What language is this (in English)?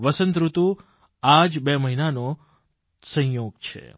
Gujarati